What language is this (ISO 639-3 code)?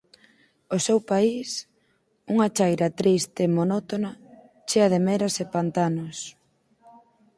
glg